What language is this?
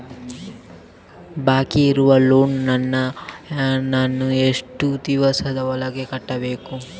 Kannada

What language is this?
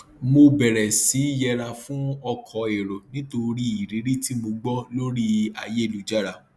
Yoruba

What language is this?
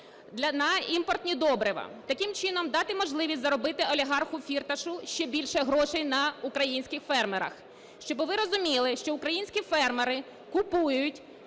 Ukrainian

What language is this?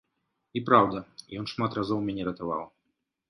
Belarusian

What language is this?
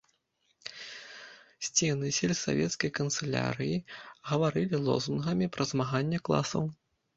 Belarusian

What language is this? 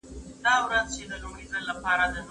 Pashto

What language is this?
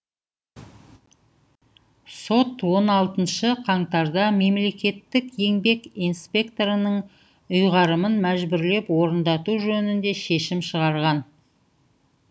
Kazakh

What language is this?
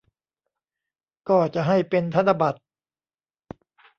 Thai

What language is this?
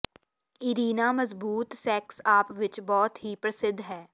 Punjabi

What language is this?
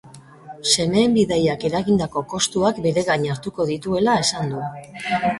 Basque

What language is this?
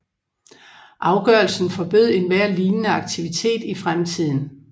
Danish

